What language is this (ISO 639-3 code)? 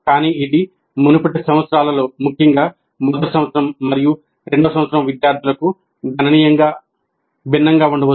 tel